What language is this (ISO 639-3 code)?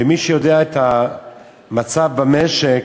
heb